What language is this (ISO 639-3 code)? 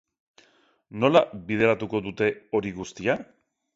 eus